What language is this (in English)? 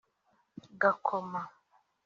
Kinyarwanda